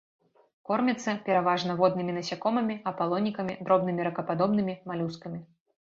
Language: Belarusian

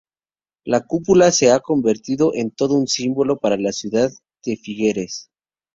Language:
Spanish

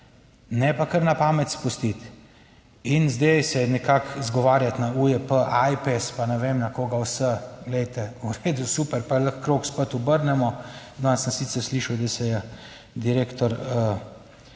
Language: Slovenian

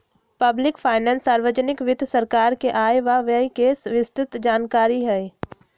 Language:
Magahi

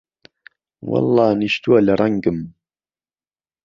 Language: Central Kurdish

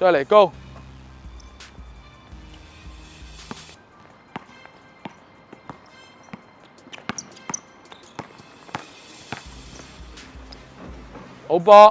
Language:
Chinese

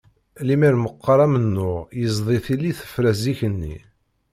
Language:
Kabyle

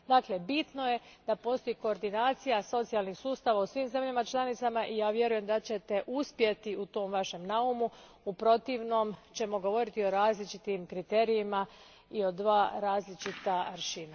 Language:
Croatian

